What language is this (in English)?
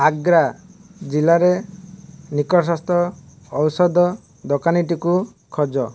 Odia